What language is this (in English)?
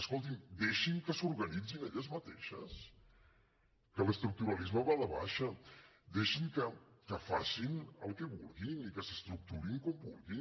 Catalan